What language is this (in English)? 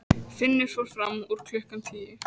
Icelandic